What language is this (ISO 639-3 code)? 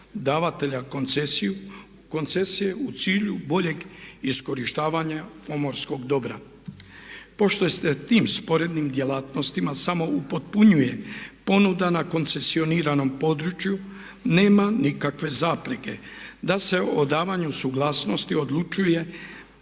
hrv